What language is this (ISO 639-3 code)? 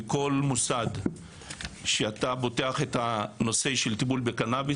heb